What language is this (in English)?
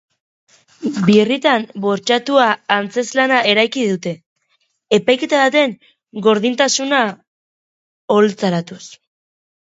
Basque